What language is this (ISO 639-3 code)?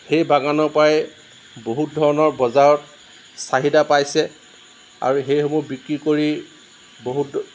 asm